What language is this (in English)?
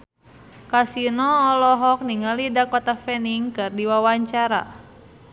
Sundanese